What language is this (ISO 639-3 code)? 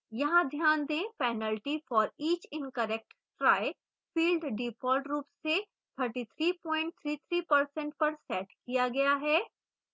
hin